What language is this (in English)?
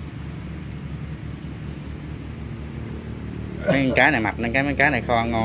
Vietnamese